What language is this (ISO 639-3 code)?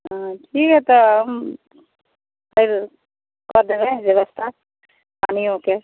mai